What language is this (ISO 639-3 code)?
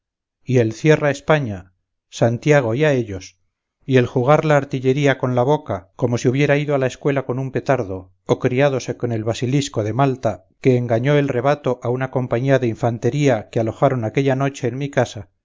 spa